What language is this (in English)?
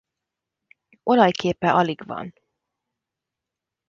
Hungarian